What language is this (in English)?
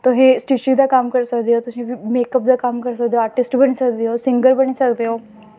Dogri